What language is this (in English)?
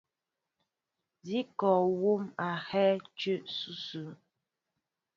Mbo (Cameroon)